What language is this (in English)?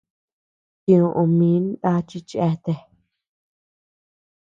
Tepeuxila Cuicatec